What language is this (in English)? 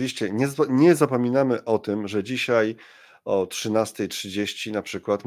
Polish